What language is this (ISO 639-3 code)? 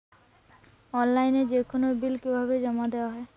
ben